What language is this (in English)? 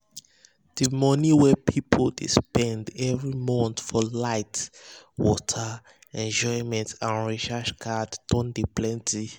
Nigerian Pidgin